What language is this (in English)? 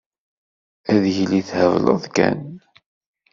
Kabyle